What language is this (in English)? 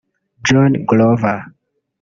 Kinyarwanda